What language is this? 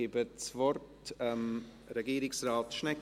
Swiss German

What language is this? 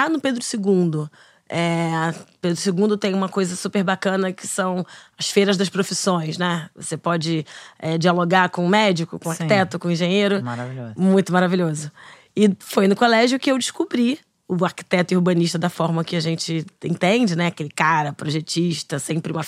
Portuguese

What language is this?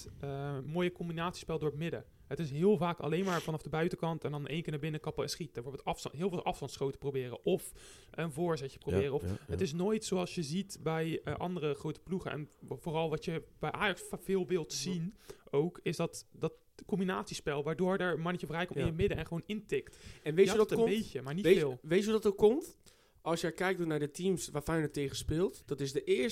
Dutch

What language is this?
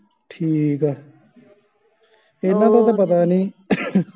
Punjabi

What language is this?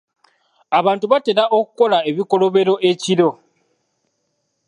Ganda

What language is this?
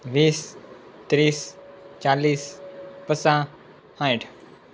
Gujarati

